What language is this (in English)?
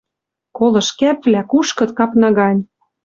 Western Mari